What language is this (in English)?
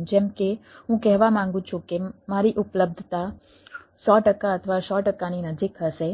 Gujarati